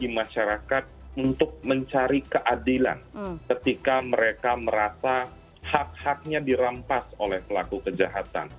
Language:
Indonesian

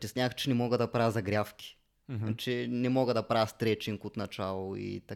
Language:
Bulgarian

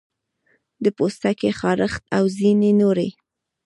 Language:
Pashto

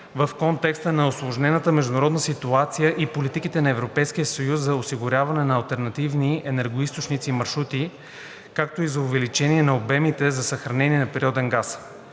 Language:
Bulgarian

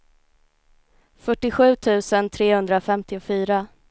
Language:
Swedish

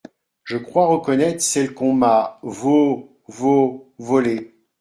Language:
French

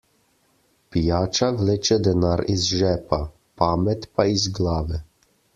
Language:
Slovenian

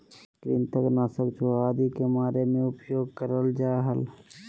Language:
Magahi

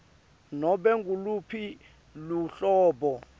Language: Swati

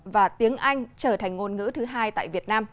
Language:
Vietnamese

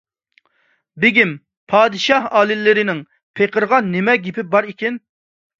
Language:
Uyghur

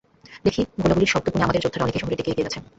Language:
Bangla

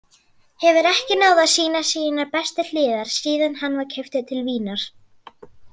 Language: Icelandic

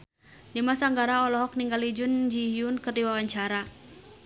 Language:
Sundanese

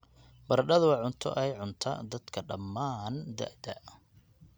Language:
Somali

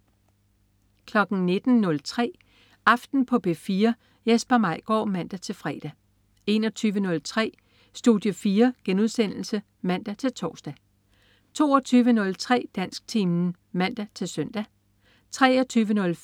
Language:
Danish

